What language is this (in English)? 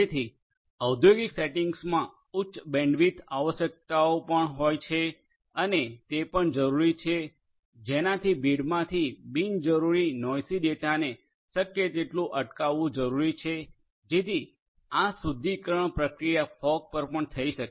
Gujarati